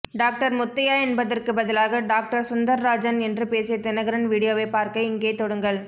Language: Tamil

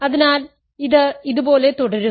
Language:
Malayalam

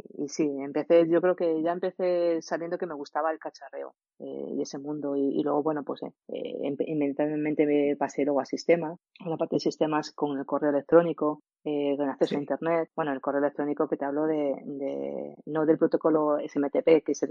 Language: Spanish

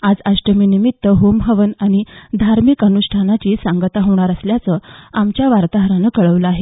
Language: Marathi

